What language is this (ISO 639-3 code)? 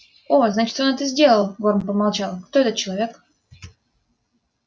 rus